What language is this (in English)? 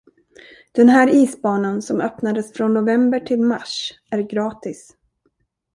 Swedish